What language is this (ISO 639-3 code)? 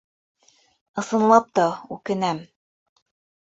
bak